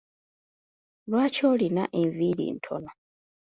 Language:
Ganda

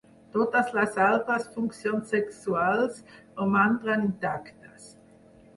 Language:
Catalan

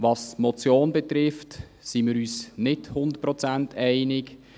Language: Swiss German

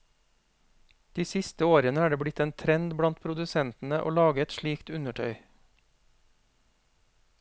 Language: Norwegian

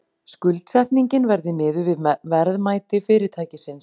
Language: Icelandic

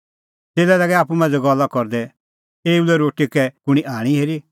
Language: Kullu Pahari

